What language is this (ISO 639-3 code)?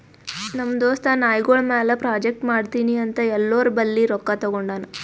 kan